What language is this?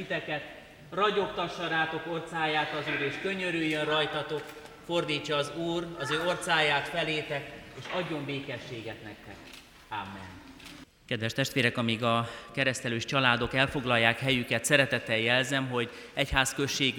Hungarian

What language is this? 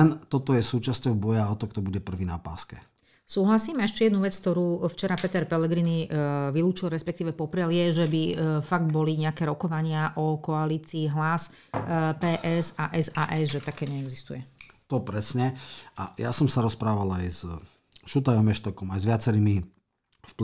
Slovak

